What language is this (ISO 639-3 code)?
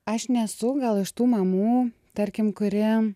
lit